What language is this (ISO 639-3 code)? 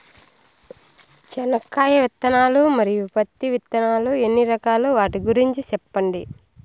tel